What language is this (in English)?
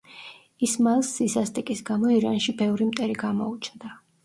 Georgian